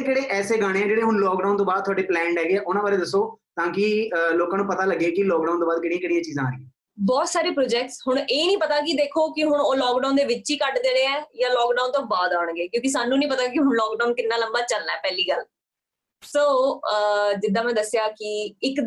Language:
Punjabi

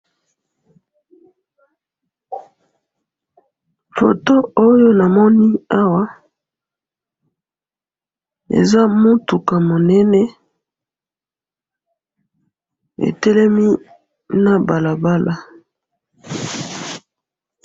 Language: Lingala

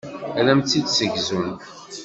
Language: Kabyle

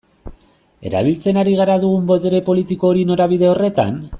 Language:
Basque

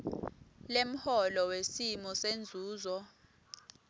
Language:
Swati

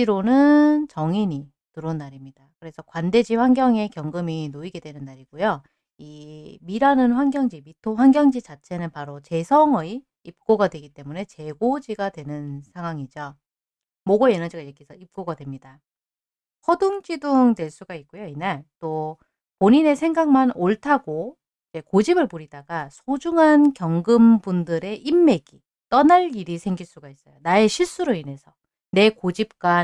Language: Korean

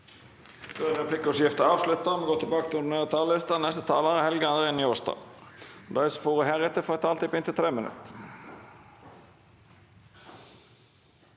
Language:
Norwegian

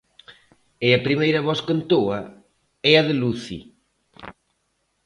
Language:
Galician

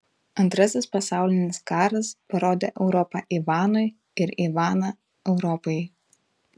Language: Lithuanian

